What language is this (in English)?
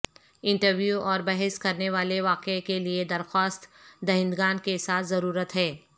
Urdu